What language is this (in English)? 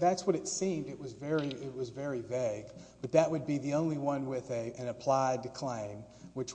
English